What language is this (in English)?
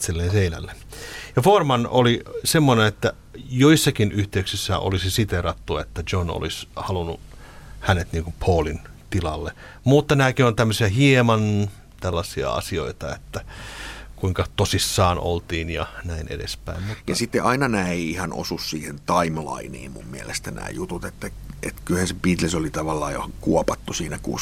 Finnish